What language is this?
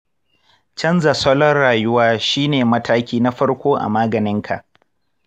Hausa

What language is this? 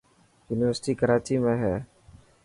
Dhatki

